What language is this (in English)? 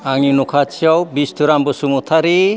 Bodo